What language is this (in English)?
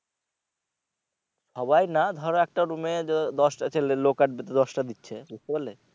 Bangla